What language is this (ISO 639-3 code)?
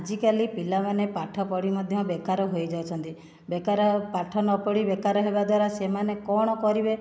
ori